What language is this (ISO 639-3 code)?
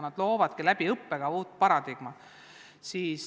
est